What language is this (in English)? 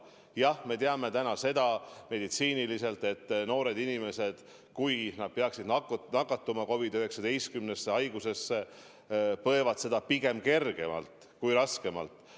Estonian